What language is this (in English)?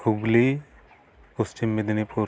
Santali